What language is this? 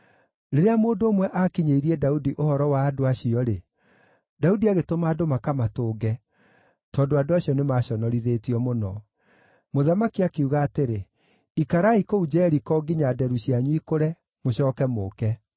Kikuyu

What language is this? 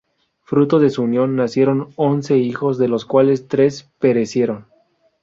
Spanish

